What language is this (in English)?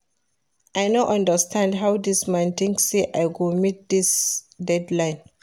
Nigerian Pidgin